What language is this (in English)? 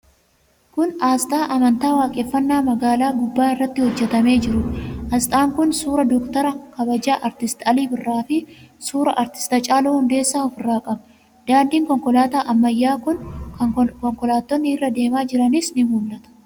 Oromo